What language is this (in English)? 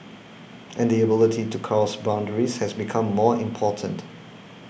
English